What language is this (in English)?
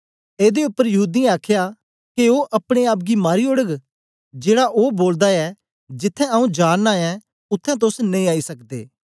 Dogri